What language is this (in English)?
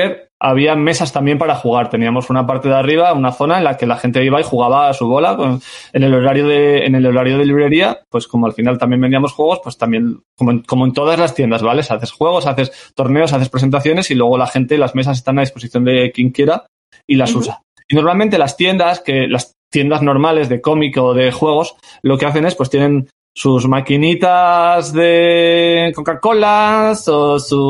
Spanish